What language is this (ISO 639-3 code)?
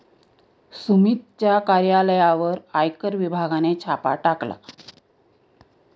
mar